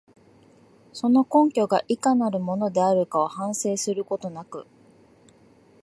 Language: Japanese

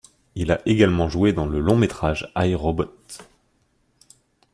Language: French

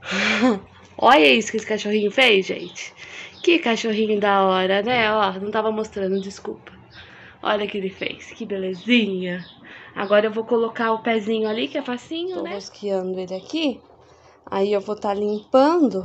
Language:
Portuguese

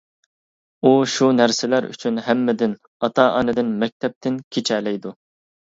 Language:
Uyghur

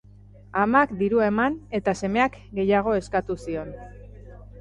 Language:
Basque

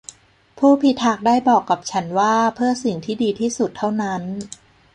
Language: Thai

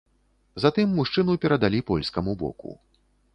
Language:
Belarusian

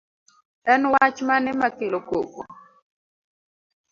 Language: Luo (Kenya and Tanzania)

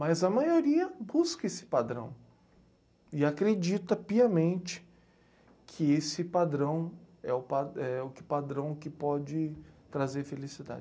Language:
Portuguese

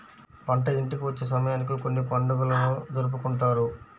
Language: Telugu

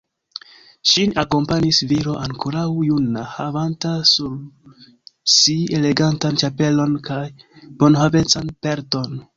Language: Esperanto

